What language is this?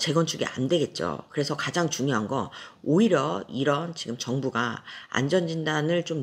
Korean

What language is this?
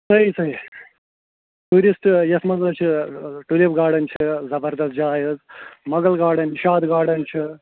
Kashmiri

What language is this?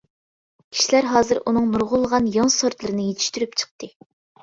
Uyghur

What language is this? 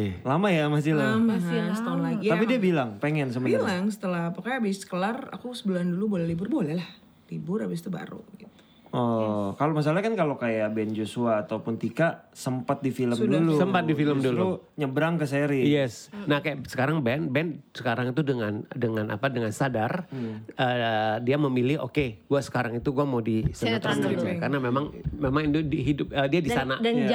Indonesian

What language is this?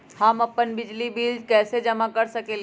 Magahi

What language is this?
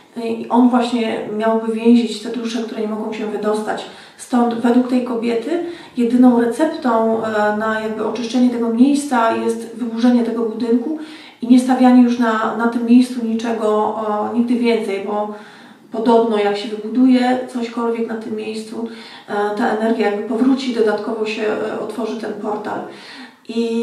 Polish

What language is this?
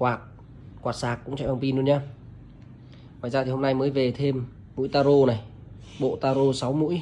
Vietnamese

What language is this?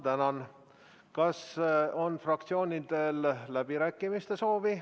Estonian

